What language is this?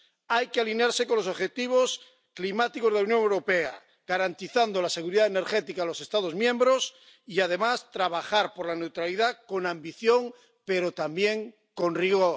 Spanish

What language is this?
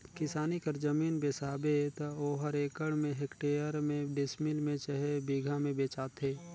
Chhattisgarhi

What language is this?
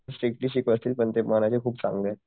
Marathi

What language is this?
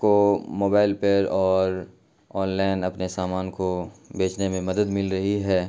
Urdu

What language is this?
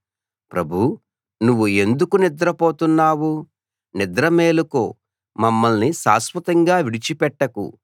Telugu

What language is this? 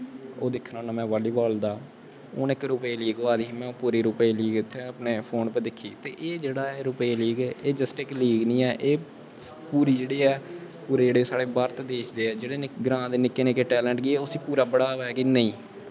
Dogri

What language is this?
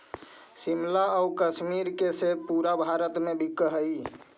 Magahi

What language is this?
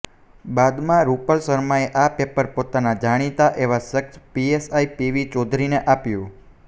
Gujarati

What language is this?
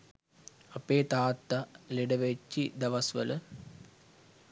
Sinhala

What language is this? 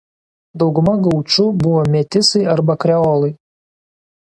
Lithuanian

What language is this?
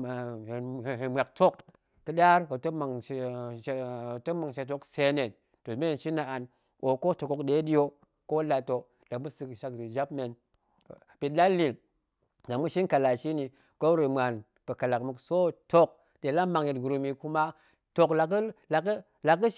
Goemai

